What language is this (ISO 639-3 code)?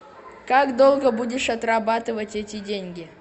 rus